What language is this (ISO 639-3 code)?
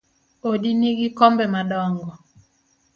luo